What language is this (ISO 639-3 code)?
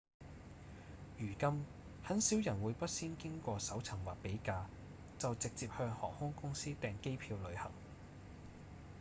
yue